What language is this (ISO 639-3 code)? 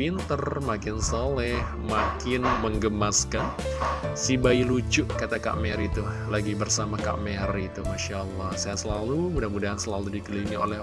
ind